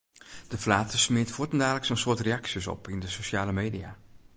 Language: Western Frisian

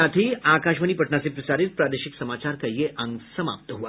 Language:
Hindi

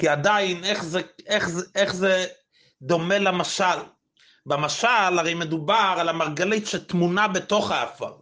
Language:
Hebrew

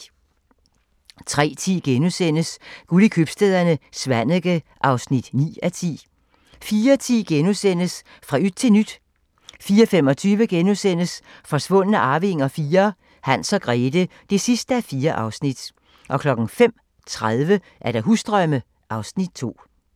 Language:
Danish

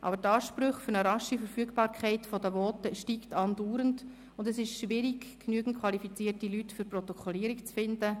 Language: Swiss German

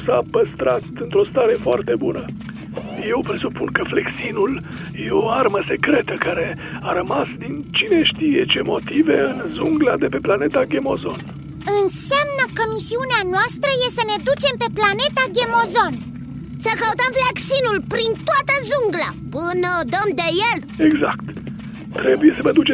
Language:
Romanian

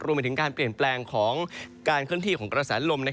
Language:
Thai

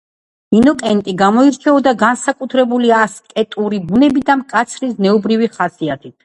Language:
Georgian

